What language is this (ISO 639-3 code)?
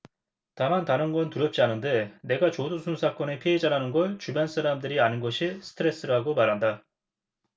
kor